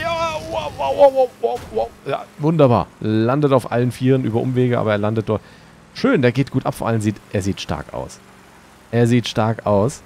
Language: German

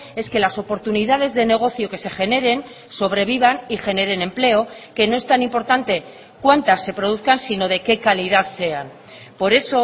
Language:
Spanish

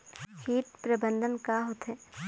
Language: Chhattisgarhi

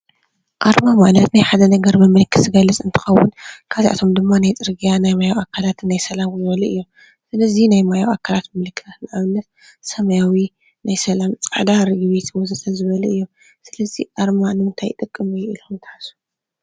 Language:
Tigrinya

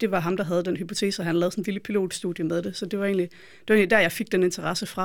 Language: Danish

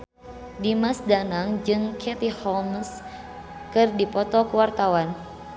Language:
Sundanese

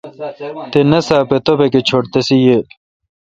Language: Kalkoti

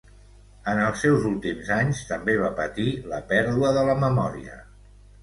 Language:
Catalan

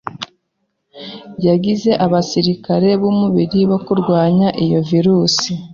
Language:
Kinyarwanda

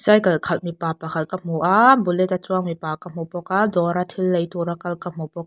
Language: Mizo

